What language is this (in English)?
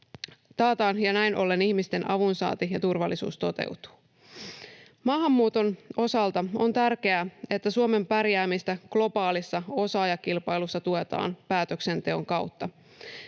Finnish